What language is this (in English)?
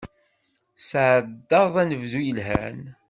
Kabyle